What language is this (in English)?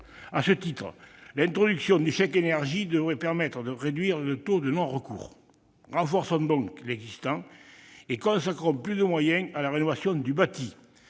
French